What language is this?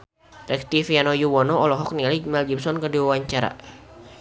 Sundanese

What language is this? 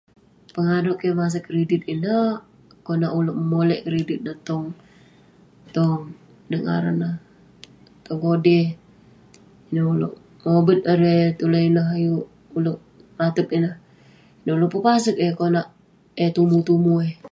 Western Penan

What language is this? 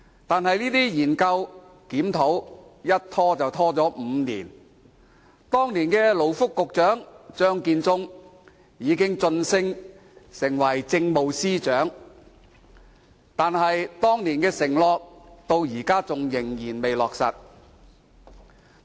Cantonese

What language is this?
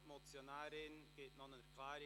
Swiss German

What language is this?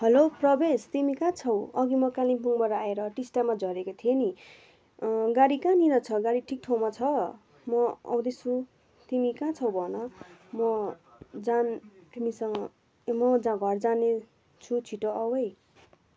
Nepali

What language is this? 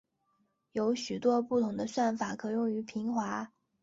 Chinese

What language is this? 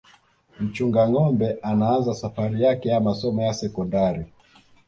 Swahili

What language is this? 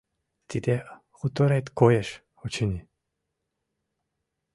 Mari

